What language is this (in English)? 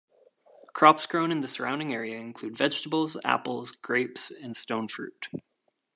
English